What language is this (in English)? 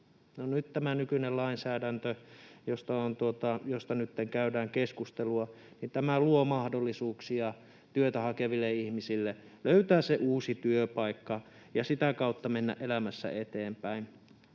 Finnish